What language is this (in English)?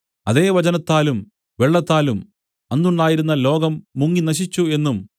Malayalam